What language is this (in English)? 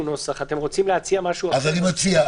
Hebrew